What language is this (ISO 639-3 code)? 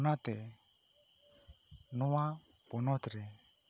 sat